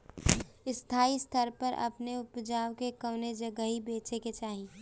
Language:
Bhojpuri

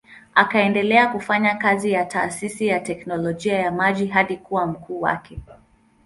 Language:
Swahili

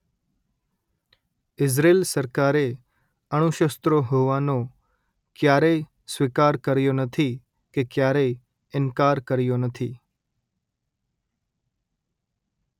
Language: Gujarati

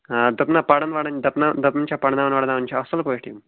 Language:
Kashmiri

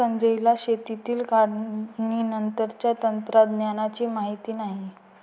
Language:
Marathi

